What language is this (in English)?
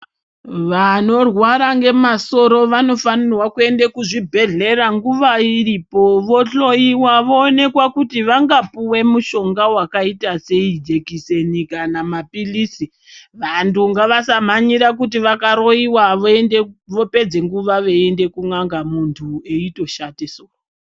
Ndau